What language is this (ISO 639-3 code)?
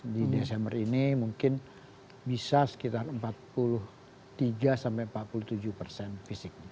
ind